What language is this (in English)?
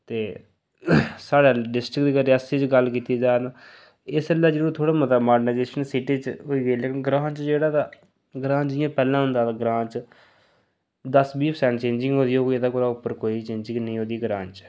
Dogri